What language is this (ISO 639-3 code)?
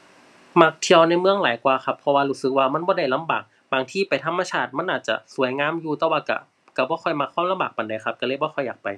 tha